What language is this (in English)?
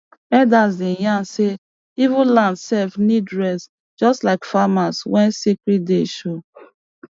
Nigerian Pidgin